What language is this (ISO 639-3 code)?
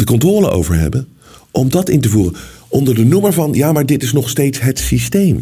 nld